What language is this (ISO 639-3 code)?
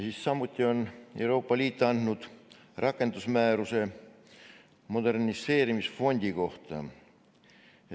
est